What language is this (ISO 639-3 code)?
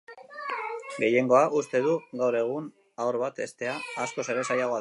eus